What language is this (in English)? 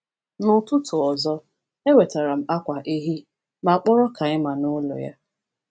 Igbo